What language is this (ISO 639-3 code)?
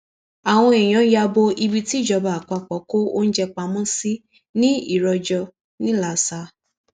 yor